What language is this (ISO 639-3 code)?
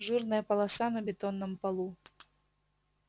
rus